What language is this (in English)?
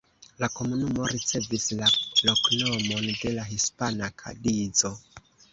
Esperanto